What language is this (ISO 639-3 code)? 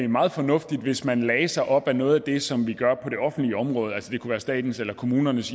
dan